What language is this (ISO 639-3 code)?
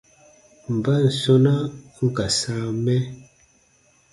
bba